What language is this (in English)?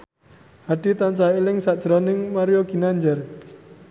Javanese